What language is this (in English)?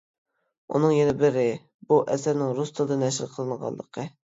Uyghur